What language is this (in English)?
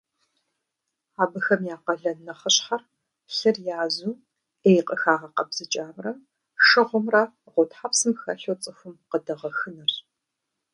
Kabardian